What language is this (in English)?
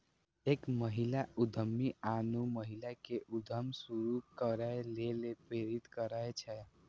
Maithili